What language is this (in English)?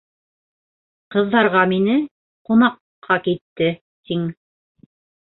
Bashkir